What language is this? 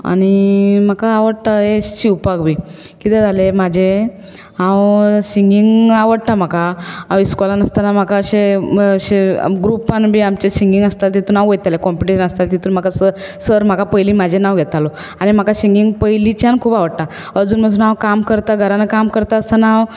Konkani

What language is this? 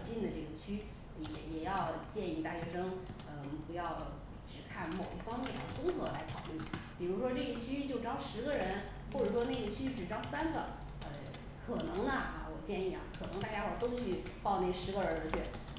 Chinese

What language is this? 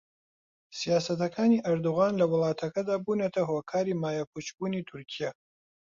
Central Kurdish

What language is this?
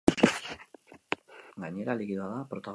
Basque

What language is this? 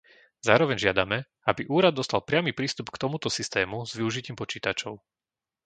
Slovak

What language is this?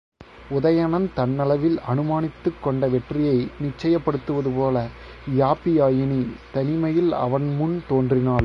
Tamil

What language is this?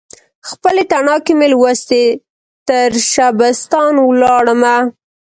Pashto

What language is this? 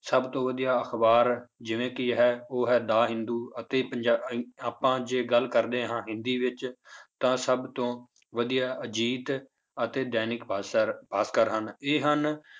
Punjabi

